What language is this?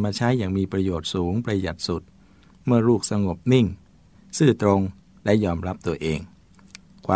Thai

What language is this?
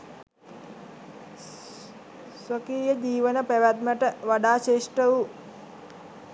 Sinhala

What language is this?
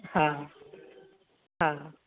Sindhi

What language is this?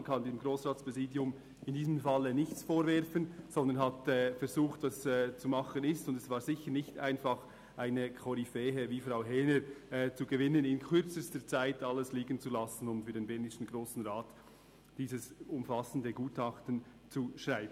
Swiss German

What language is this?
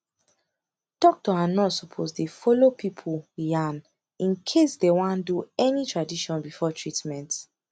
Nigerian Pidgin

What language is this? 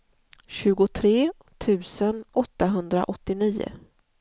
Swedish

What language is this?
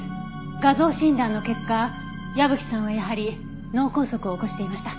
Japanese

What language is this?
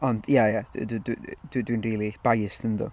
Welsh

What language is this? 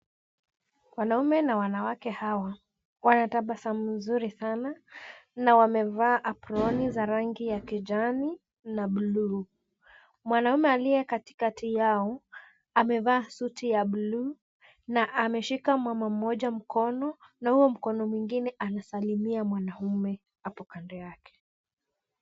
Swahili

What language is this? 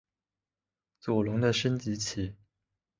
Chinese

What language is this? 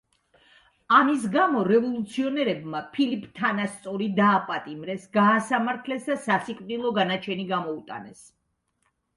Georgian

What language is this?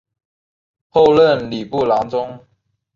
Chinese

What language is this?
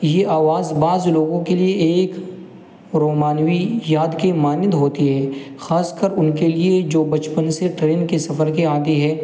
Urdu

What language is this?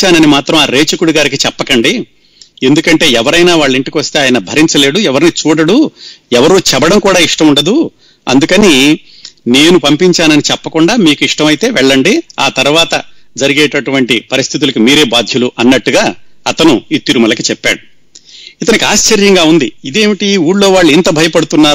Telugu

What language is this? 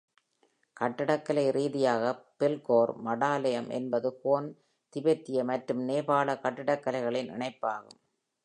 Tamil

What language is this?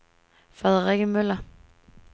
Danish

